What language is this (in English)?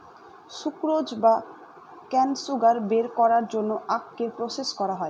Bangla